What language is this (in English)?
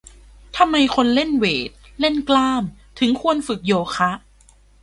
Thai